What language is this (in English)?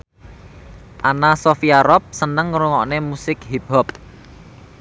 Javanese